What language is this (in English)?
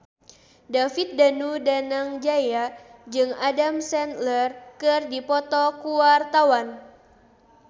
Sundanese